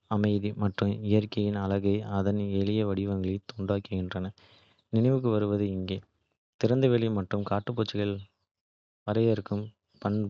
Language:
Kota (India)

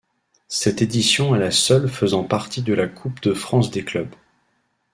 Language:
French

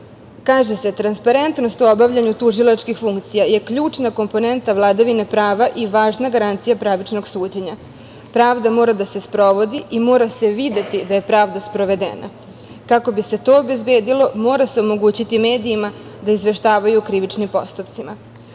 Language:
Serbian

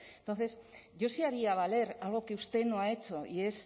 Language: Spanish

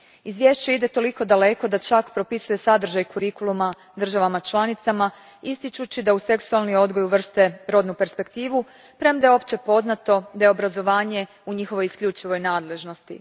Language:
Croatian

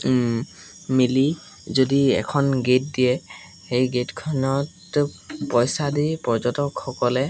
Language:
Assamese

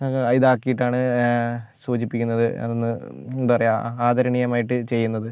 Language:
Malayalam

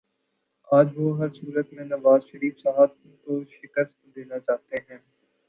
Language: Urdu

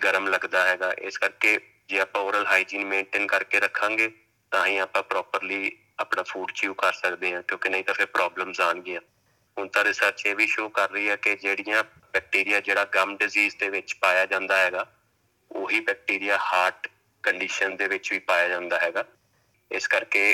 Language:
Punjabi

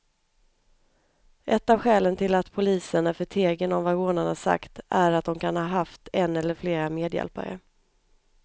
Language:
Swedish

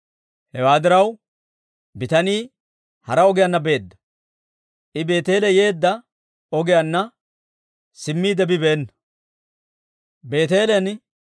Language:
Dawro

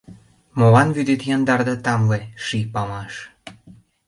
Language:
Mari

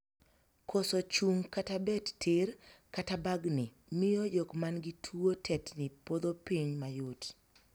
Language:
Luo (Kenya and Tanzania)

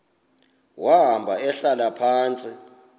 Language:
Xhosa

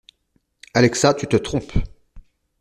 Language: French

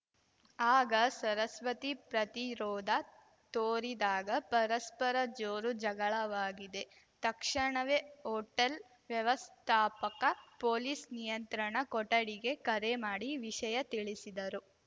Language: Kannada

